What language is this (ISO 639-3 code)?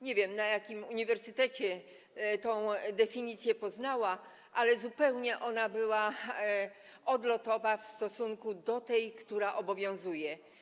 pol